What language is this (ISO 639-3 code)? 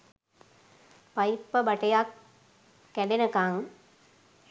sin